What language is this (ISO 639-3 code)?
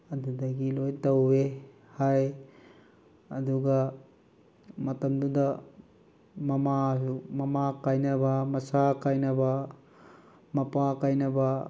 mni